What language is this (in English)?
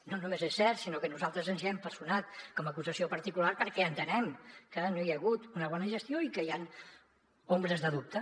Catalan